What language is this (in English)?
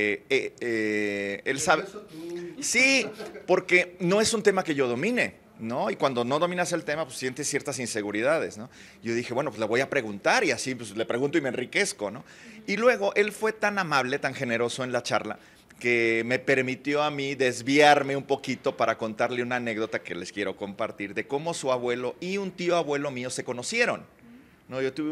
Spanish